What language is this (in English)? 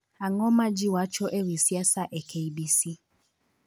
Luo (Kenya and Tanzania)